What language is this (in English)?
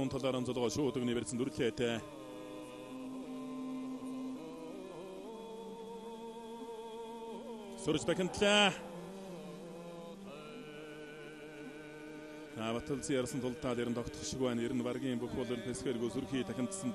Arabic